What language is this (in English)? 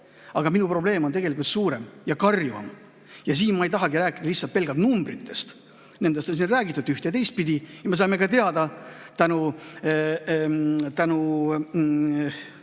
Estonian